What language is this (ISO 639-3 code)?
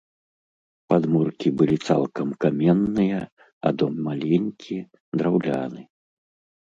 bel